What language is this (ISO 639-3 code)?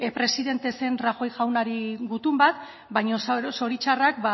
eus